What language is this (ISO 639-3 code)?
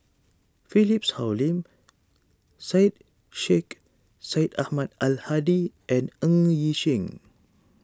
eng